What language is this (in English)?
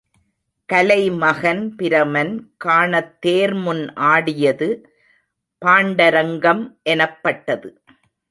Tamil